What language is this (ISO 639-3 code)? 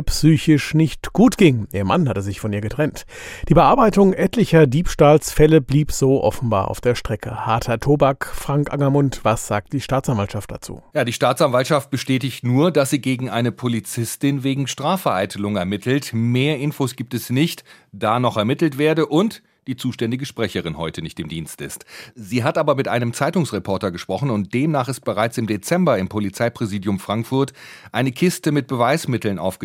deu